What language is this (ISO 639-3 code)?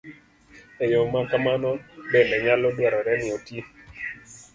luo